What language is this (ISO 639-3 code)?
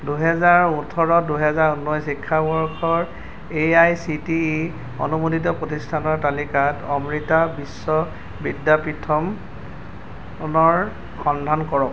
asm